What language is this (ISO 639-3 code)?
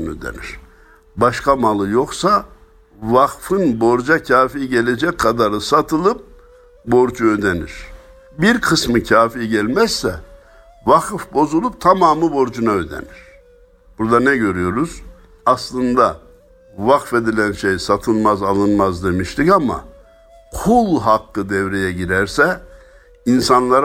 tur